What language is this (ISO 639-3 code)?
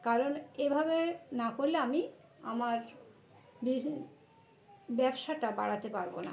ben